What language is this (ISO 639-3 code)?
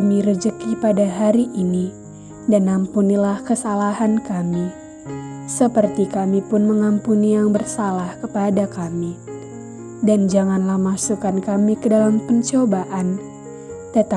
ind